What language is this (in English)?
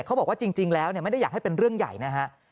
Thai